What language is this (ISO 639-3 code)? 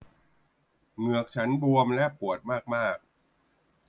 tha